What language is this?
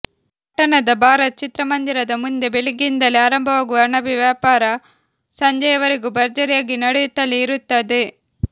Kannada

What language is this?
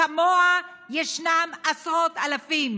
Hebrew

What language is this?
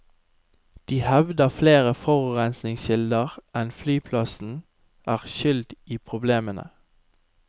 Norwegian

